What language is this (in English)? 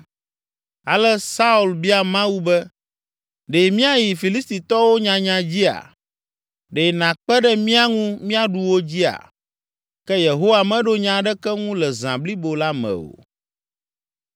Ewe